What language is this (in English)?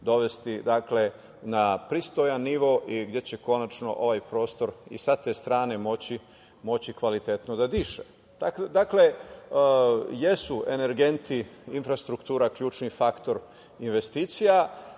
Serbian